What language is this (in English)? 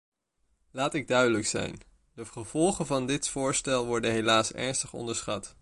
Dutch